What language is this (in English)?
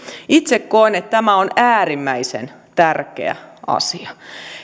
Finnish